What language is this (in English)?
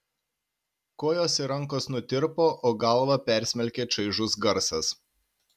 Lithuanian